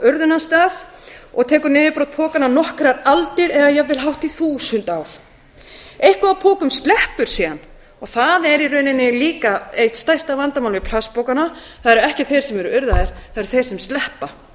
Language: Icelandic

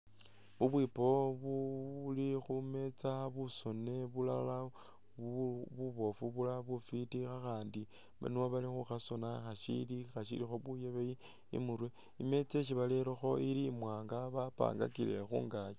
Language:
Masaaba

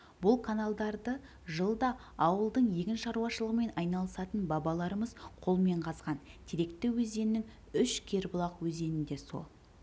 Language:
Kazakh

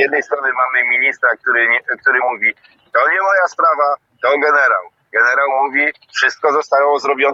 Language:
Polish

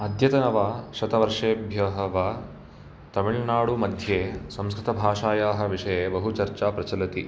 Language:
Sanskrit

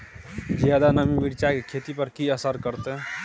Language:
Maithili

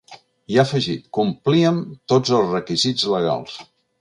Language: Catalan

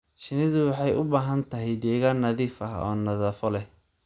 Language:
Somali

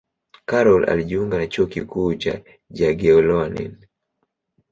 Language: Swahili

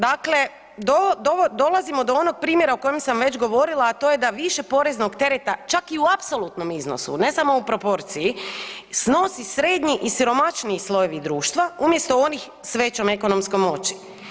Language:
Croatian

